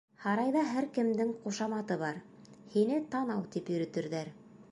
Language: Bashkir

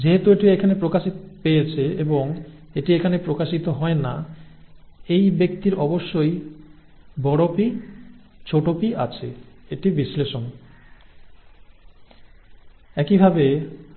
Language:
Bangla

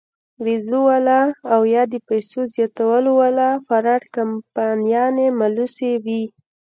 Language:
Pashto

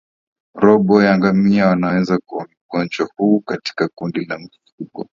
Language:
Swahili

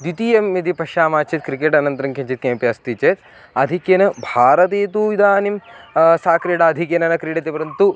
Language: Sanskrit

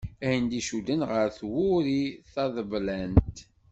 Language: Kabyle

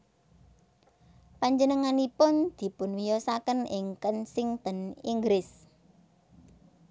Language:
Javanese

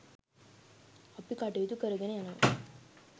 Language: Sinhala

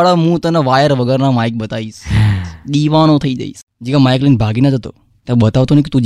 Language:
Gujarati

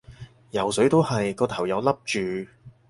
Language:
Cantonese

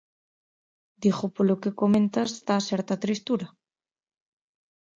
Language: Galician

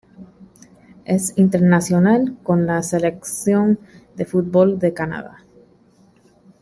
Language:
Spanish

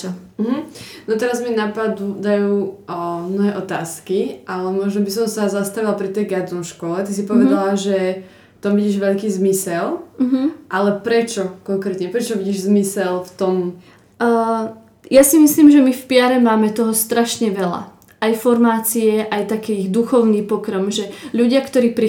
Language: Slovak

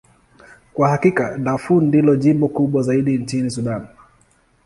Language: Swahili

